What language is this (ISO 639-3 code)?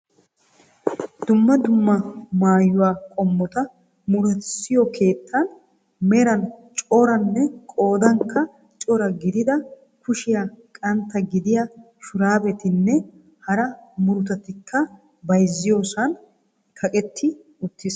wal